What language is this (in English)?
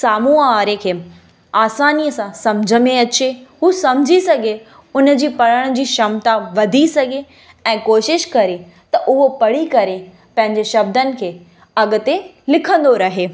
Sindhi